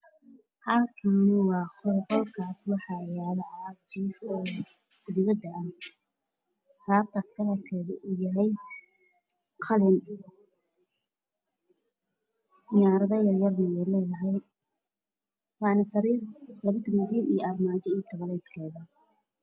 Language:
Somali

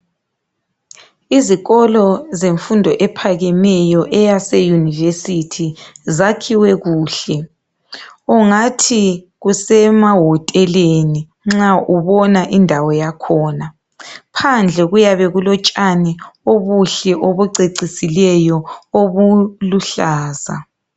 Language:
North Ndebele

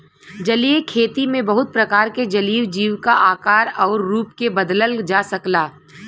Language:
Bhojpuri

